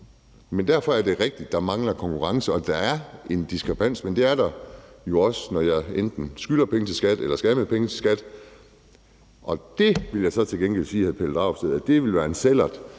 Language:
Danish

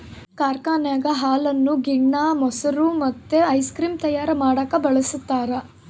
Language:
Kannada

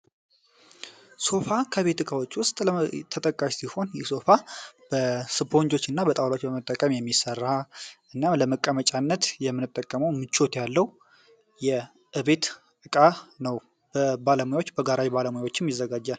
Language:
Amharic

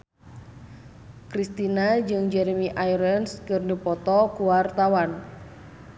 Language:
Sundanese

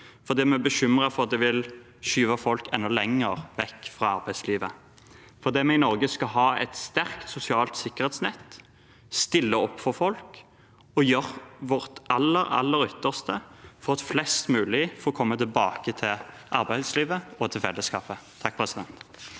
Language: Norwegian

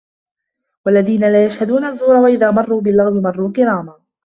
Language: Arabic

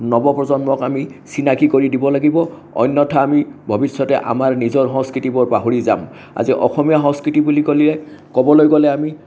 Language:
Assamese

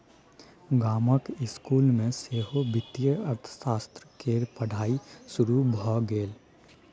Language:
Maithili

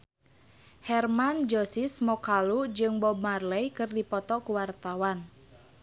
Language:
Sundanese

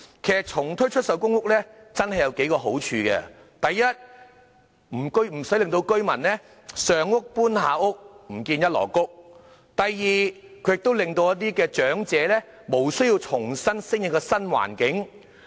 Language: Cantonese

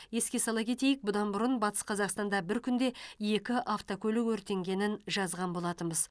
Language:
Kazakh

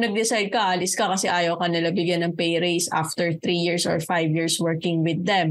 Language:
Filipino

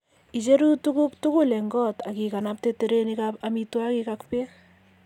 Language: Kalenjin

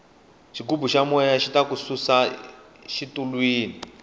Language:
Tsonga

